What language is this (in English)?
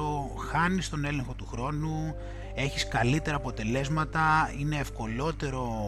Greek